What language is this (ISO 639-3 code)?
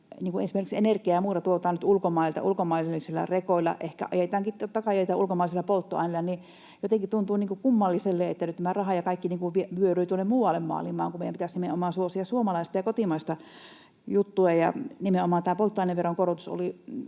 fin